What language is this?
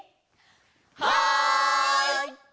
Japanese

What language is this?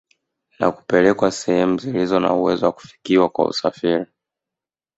Swahili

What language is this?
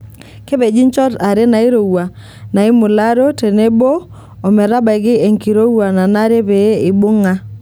Masai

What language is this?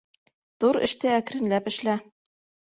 Bashkir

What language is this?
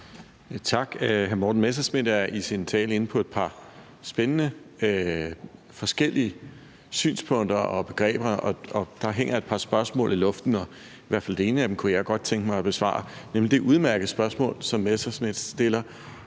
Danish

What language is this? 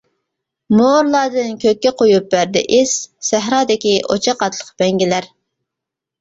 Uyghur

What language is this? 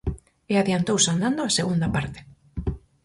Galician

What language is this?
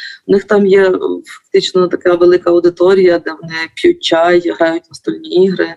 Ukrainian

